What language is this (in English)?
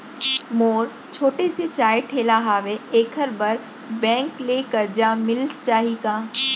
Chhattisgarhi